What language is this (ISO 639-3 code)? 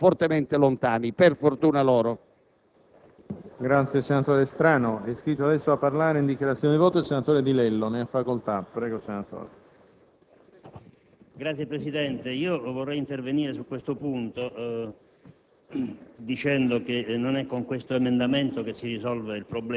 ita